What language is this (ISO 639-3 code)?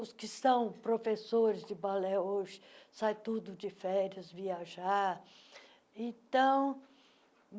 por